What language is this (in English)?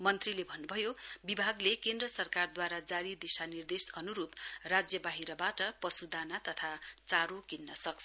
Nepali